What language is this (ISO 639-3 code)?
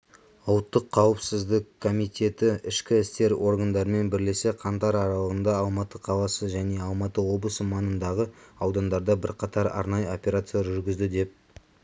kaz